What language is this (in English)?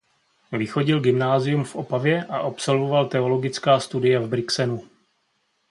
Czech